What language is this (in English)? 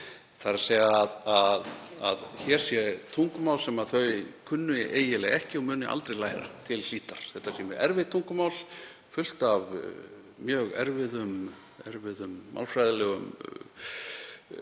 Icelandic